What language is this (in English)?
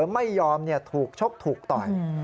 Thai